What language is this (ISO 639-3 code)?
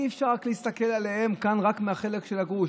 heb